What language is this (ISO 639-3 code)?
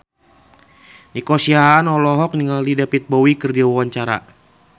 sun